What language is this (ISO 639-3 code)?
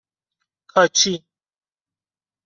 fas